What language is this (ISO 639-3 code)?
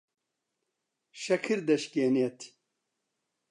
ckb